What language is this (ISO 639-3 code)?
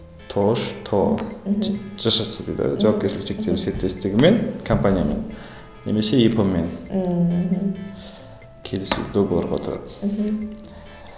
kaz